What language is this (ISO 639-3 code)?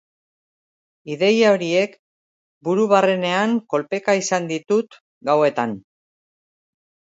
eus